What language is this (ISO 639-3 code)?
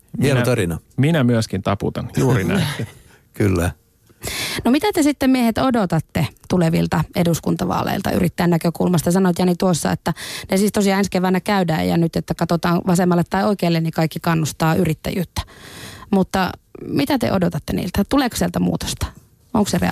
fin